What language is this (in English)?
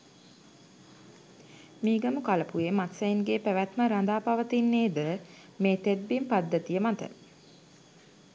Sinhala